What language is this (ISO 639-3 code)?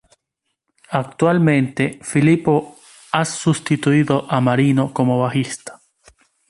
spa